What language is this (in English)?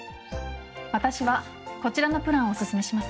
Japanese